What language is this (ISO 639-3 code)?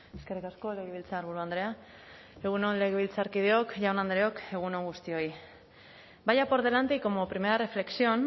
eus